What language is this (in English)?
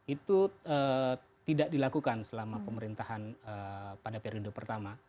Indonesian